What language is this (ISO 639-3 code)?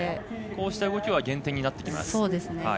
jpn